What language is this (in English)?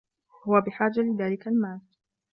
Arabic